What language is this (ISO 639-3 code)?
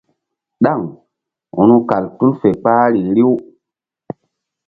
mdd